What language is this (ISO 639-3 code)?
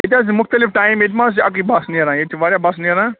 kas